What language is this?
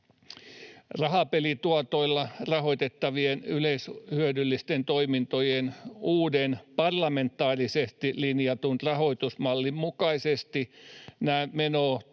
Finnish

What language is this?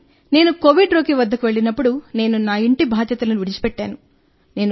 Telugu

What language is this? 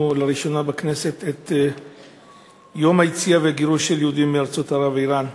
Hebrew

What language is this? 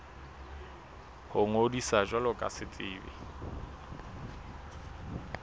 Southern Sotho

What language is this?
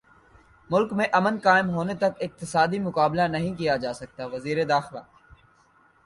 Urdu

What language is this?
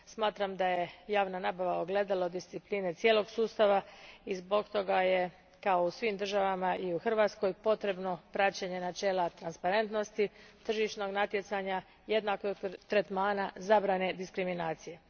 Croatian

